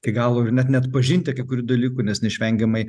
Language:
Lithuanian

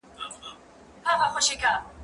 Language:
Pashto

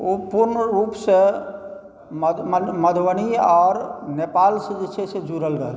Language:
Maithili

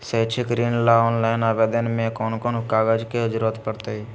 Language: Magahi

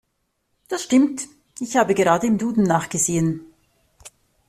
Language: German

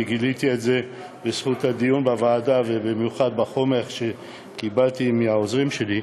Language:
Hebrew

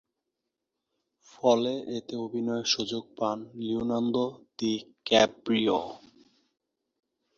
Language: Bangla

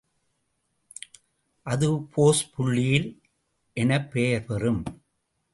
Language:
Tamil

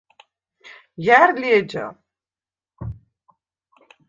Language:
Svan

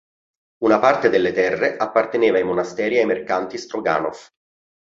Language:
Italian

